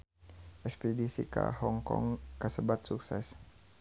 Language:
Sundanese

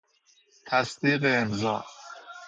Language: Persian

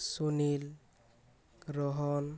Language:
Odia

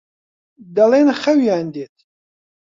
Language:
Central Kurdish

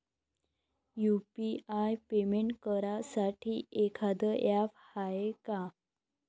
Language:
Marathi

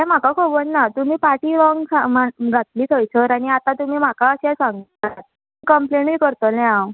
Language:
Konkani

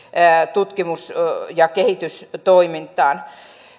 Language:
Finnish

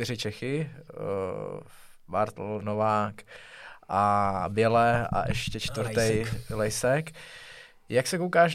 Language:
Czech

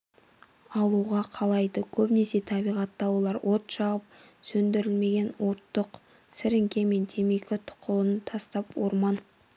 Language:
Kazakh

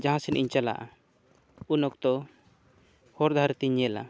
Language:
Santali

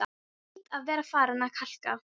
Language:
Icelandic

